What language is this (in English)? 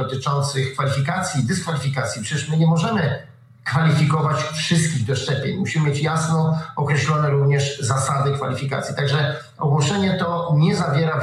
Polish